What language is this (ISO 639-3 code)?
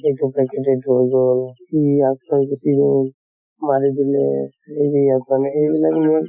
asm